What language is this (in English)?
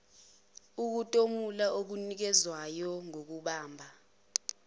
Zulu